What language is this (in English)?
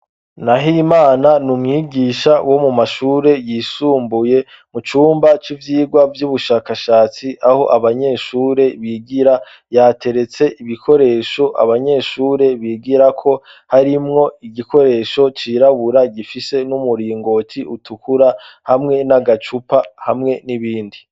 Rundi